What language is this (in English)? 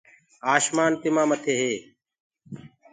Gurgula